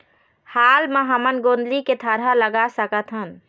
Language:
Chhattisgarhi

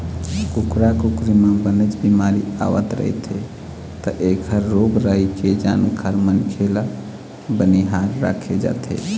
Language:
Chhattisgarhi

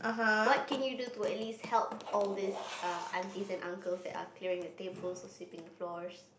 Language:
English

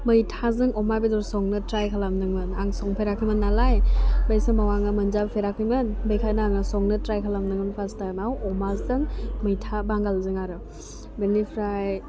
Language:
Bodo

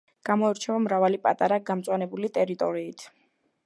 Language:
Georgian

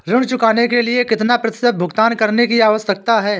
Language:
Hindi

